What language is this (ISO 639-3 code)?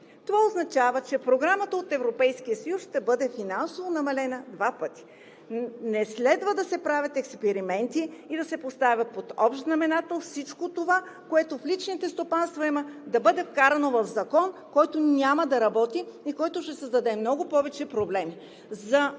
bul